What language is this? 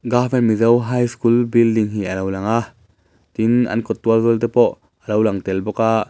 Mizo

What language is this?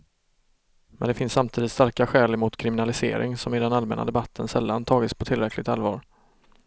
Swedish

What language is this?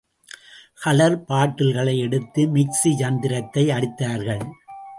Tamil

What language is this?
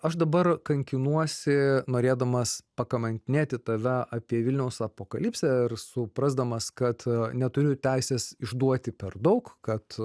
Lithuanian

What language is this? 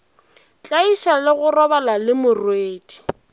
Northern Sotho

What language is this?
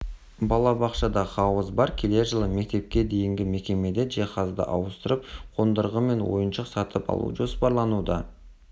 Kazakh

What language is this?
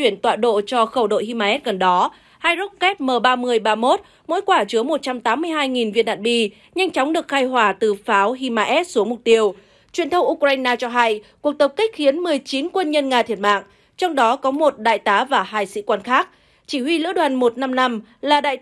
Vietnamese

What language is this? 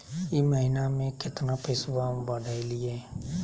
Magahi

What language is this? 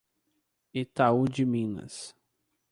Portuguese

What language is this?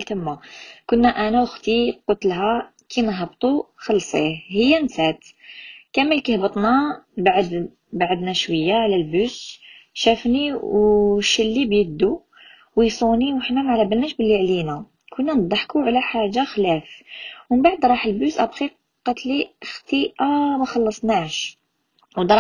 Arabic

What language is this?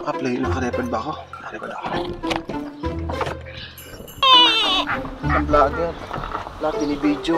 Filipino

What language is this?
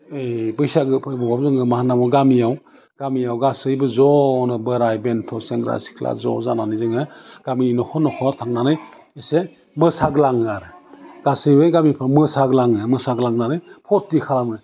Bodo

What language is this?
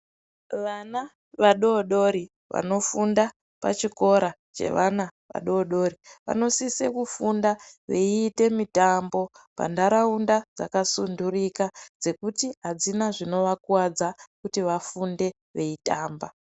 Ndau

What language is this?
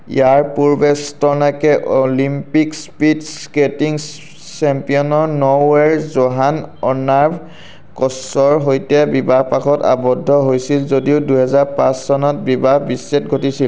Assamese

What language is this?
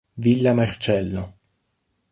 Italian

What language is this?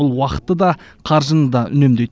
Kazakh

